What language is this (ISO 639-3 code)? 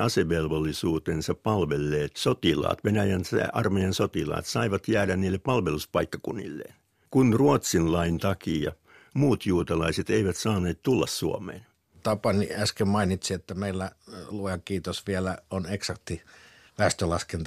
fin